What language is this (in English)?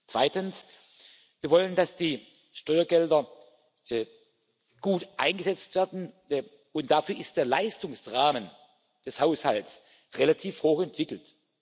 German